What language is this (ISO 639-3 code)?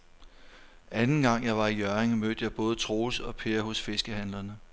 dan